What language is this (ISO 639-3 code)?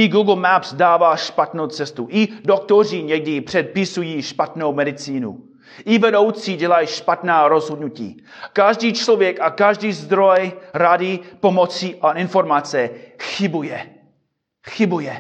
ces